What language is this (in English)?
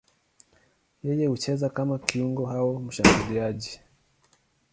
Swahili